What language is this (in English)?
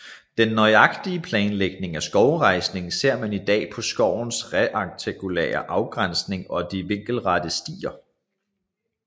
Danish